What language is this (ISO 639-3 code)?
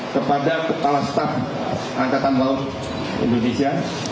ind